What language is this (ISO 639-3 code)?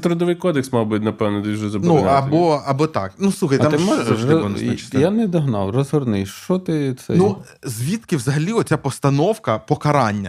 ukr